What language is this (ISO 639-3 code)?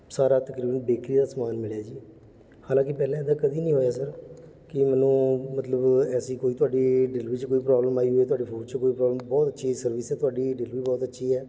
pan